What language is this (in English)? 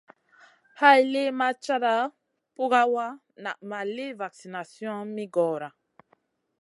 Masana